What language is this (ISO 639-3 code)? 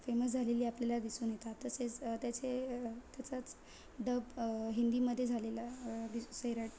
mar